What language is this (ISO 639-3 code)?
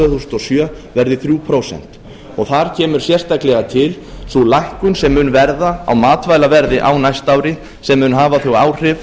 isl